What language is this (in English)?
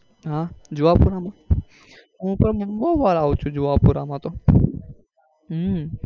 Gujarati